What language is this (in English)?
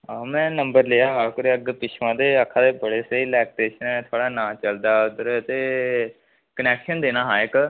Dogri